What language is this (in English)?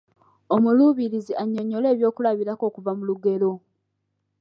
Ganda